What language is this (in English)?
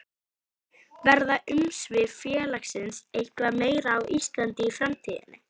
Icelandic